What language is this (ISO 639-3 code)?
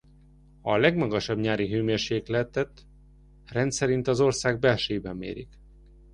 hun